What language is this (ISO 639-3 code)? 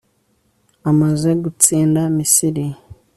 kin